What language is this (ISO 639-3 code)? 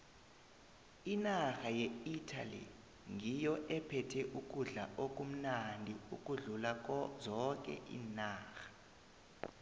nbl